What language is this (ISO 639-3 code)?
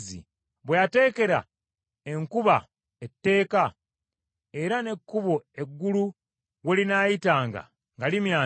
lug